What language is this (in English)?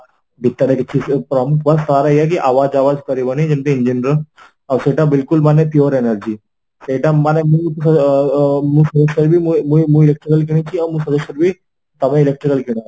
Odia